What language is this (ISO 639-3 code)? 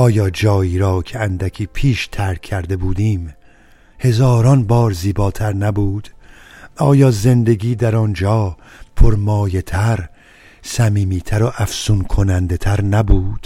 fas